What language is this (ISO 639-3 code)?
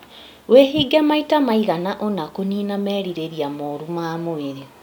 kik